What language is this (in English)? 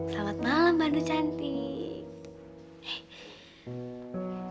Indonesian